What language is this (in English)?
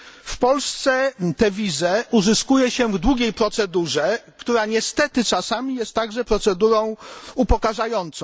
Polish